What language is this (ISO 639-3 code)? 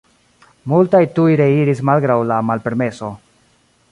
epo